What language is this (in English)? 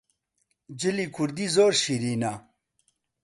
Central Kurdish